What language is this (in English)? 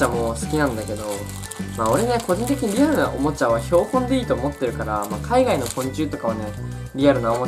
Japanese